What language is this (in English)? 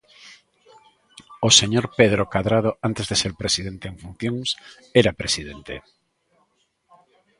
Galician